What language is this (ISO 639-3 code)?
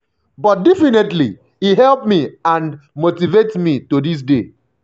pcm